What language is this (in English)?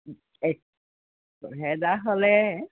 Assamese